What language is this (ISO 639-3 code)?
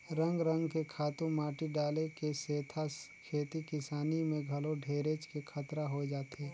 hne